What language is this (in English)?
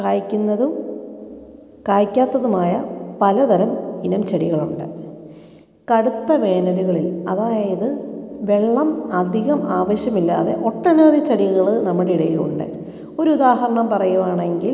Malayalam